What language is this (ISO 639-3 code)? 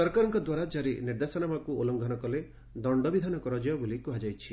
ori